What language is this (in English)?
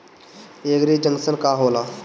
Bhojpuri